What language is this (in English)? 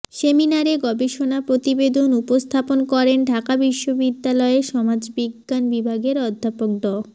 Bangla